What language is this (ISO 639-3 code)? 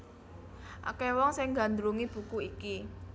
jav